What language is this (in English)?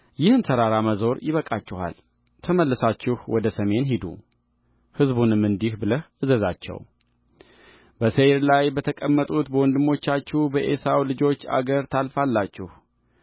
Amharic